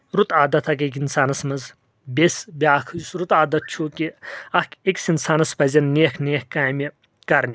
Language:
Kashmiri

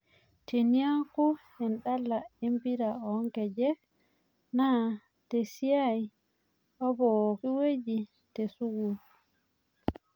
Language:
Masai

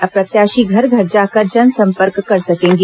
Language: Hindi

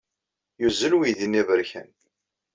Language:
Kabyle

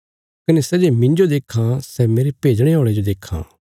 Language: Bilaspuri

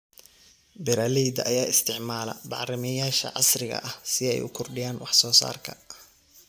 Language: Somali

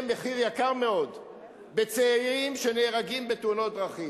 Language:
Hebrew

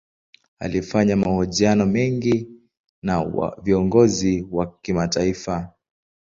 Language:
Swahili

